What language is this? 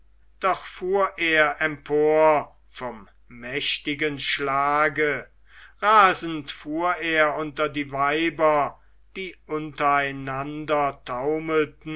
German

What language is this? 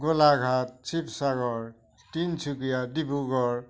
Assamese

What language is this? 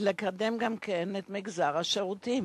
Hebrew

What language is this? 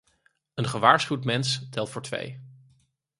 Dutch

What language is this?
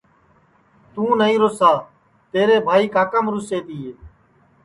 Sansi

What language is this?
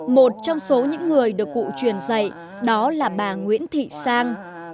Vietnamese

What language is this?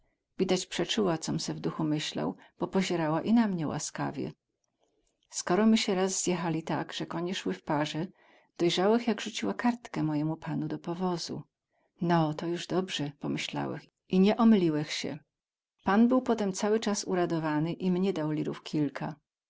Polish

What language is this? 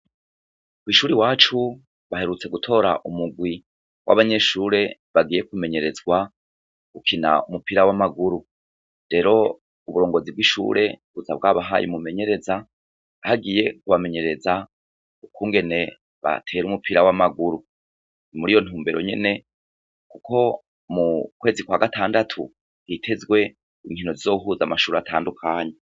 Rundi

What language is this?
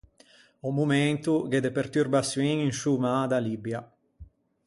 Ligurian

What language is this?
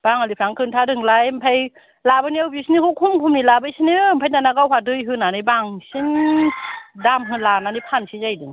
Bodo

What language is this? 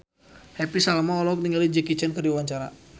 Sundanese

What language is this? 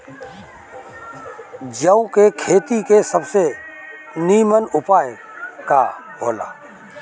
Bhojpuri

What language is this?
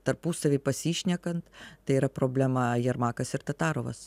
Lithuanian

